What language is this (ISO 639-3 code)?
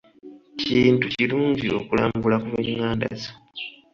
lug